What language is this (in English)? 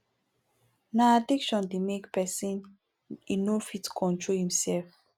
Nigerian Pidgin